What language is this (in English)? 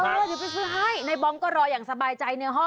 Thai